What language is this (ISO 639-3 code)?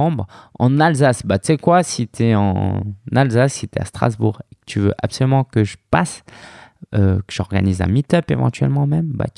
fra